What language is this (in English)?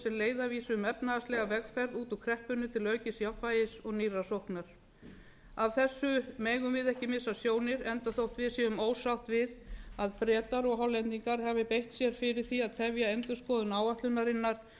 Icelandic